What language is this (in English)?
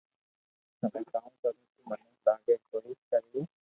Loarki